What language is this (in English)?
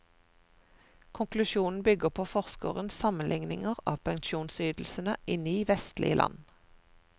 Norwegian